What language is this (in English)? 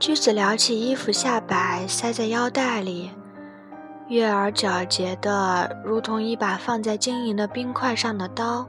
Chinese